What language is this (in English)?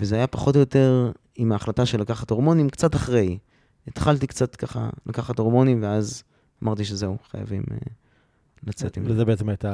Hebrew